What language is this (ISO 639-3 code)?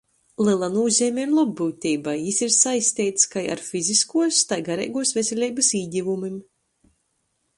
ltg